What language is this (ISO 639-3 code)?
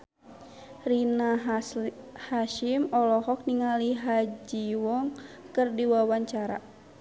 sun